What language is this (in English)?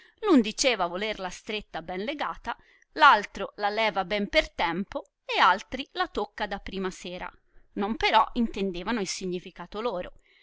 Italian